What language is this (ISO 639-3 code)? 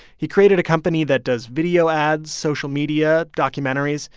eng